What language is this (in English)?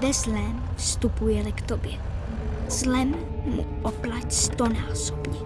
Czech